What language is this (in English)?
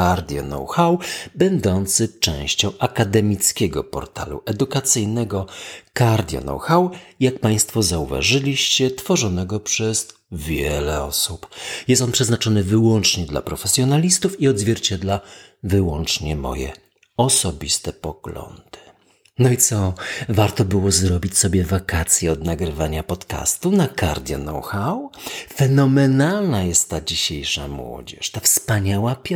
Polish